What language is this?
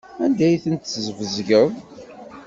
Kabyle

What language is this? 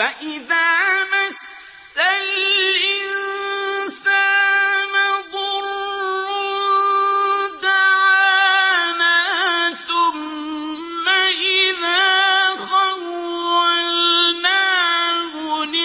Arabic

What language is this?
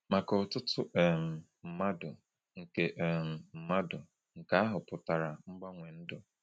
Igbo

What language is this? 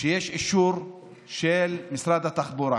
Hebrew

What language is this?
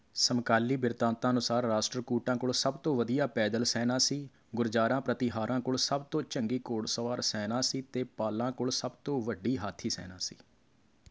Punjabi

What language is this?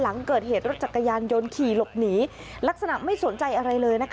Thai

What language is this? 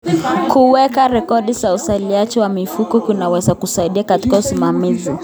Kalenjin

